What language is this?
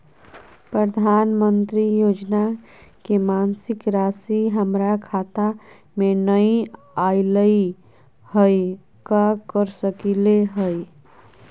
Magahi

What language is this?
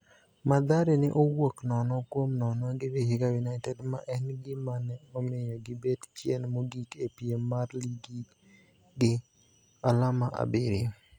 Luo (Kenya and Tanzania)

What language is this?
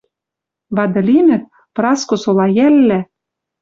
Western Mari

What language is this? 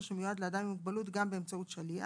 Hebrew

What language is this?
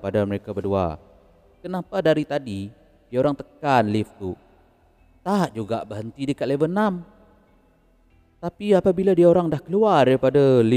Malay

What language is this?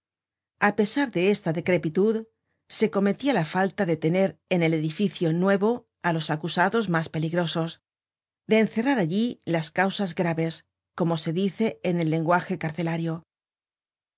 Spanish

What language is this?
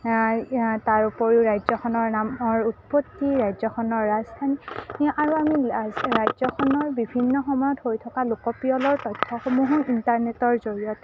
Assamese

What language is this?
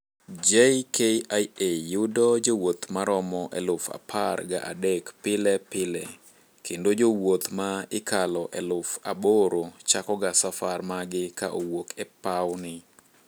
Luo (Kenya and Tanzania)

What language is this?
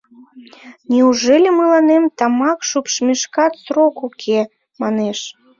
Mari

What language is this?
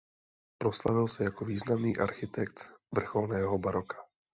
Czech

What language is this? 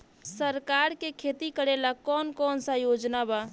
Bhojpuri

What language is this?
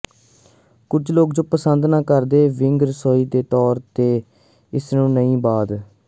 Punjabi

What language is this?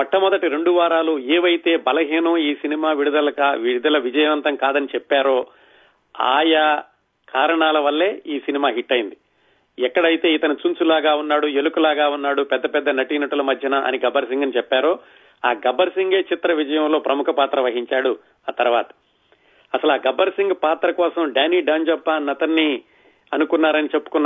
Telugu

